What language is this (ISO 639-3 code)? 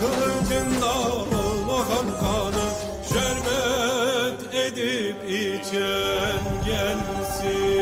tur